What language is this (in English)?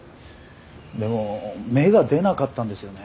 Japanese